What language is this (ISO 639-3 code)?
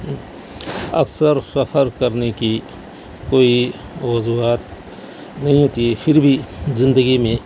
urd